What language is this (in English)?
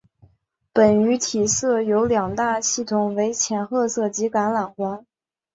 Chinese